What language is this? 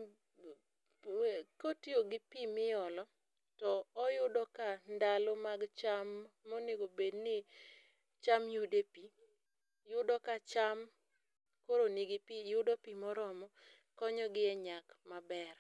Luo (Kenya and Tanzania)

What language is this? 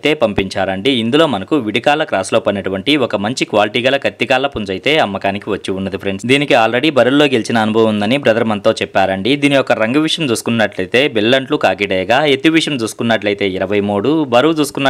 Telugu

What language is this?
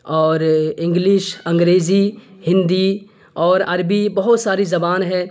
Urdu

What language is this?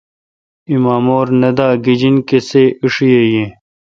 Kalkoti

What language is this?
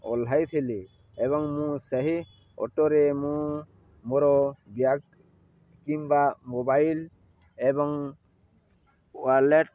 Odia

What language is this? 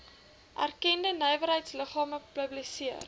Afrikaans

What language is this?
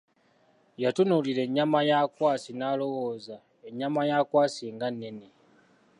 Ganda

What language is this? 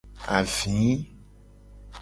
Gen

